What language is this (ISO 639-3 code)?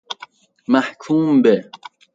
fas